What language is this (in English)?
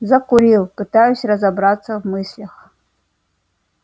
Russian